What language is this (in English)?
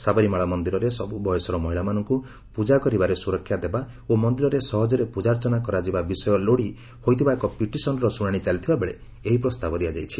Odia